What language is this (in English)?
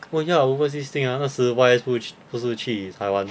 English